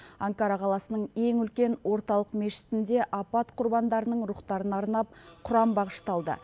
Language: Kazakh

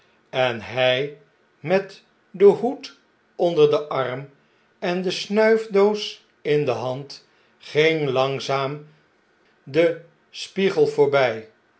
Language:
Dutch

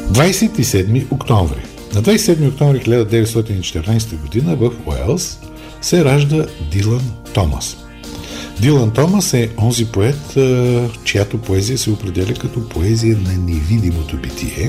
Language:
Bulgarian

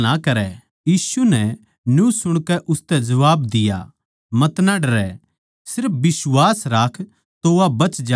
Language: Haryanvi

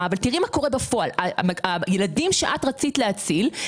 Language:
Hebrew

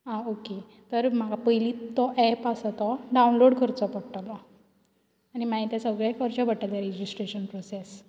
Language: Konkani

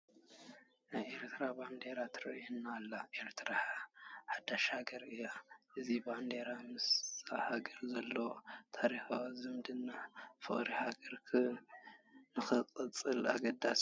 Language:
Tigrinya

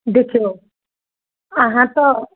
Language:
Maithili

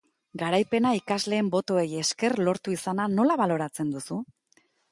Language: Basque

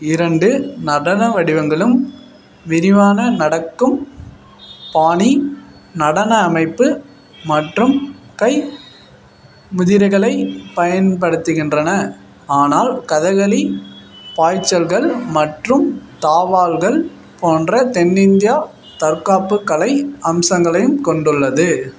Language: Tamil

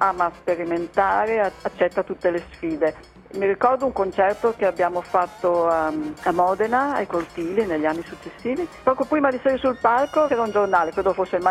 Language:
Italian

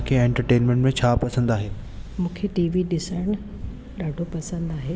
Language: Sindhi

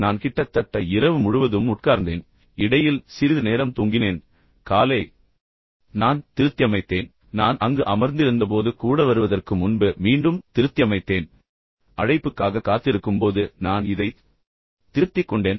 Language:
Tamil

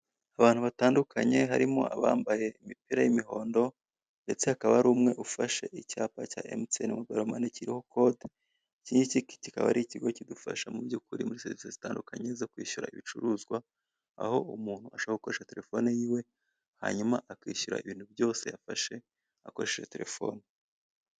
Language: Kinyarwanda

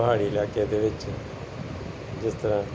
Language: Punjabi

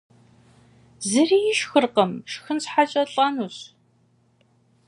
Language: Kabardian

